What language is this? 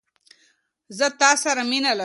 Pashto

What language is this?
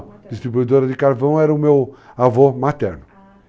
Portuguese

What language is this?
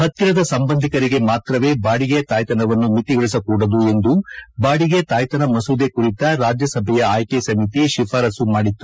Kannada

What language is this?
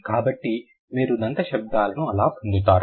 Telugu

